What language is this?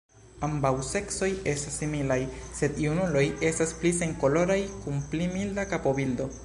Esperanto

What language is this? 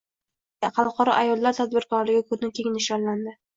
Uzbek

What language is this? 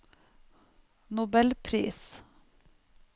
Norwegian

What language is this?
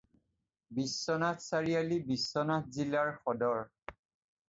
Assamese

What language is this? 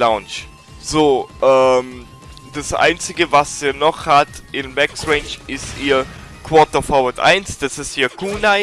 German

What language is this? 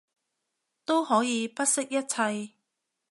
Cantonese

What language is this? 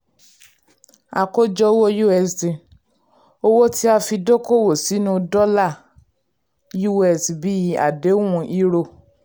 Yoruba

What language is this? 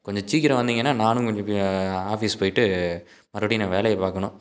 Tamil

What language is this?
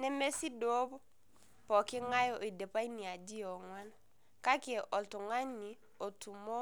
Masai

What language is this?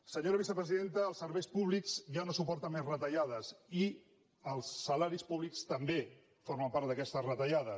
Catalan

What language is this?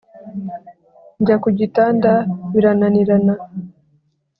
Kinyarwanda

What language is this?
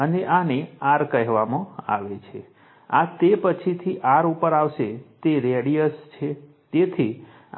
Gujarati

